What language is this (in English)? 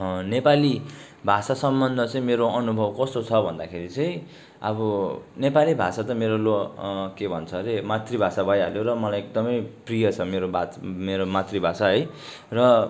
Nepali